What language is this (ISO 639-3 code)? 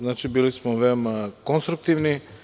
srp